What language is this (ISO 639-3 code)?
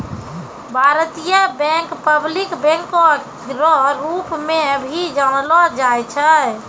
mai